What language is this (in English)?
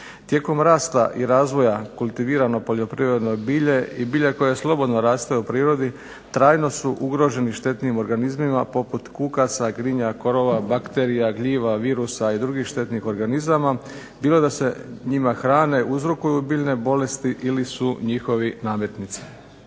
Croatian